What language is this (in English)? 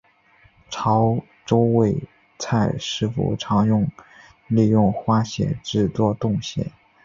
Chinese